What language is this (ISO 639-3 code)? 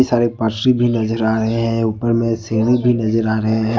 hin